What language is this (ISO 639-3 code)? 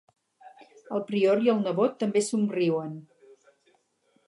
cat